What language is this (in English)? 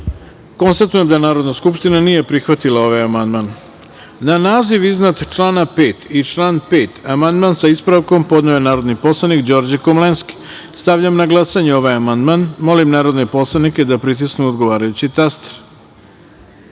Serbian